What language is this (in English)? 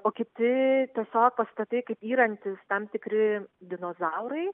Lithuanian